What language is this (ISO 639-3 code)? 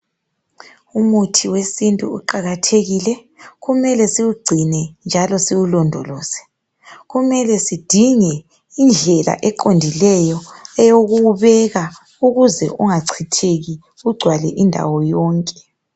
nde